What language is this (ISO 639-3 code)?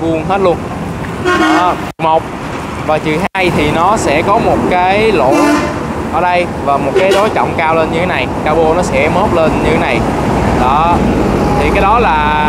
vie